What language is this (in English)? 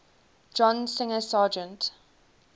English